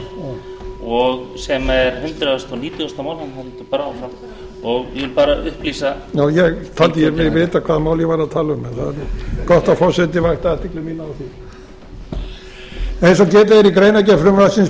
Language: Icelandic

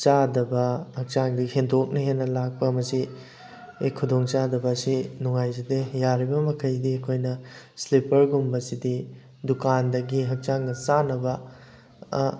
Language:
Manipuri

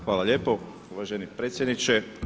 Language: Croatian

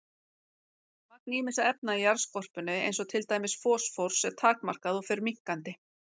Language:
Icelandic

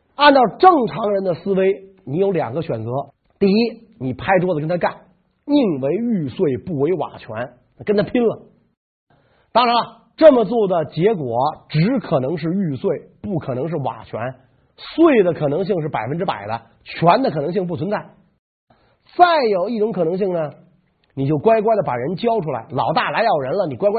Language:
Chinese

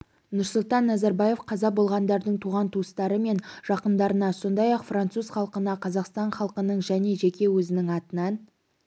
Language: Kazakh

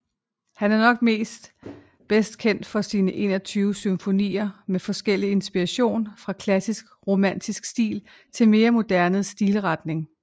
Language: Danish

